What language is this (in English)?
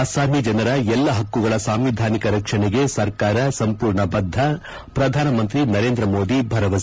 Kannada